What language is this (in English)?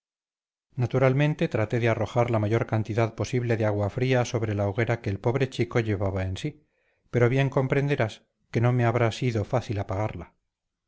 Spanish